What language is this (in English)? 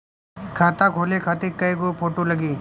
Bhojpuri